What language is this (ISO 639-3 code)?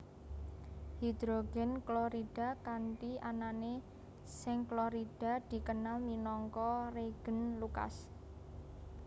jav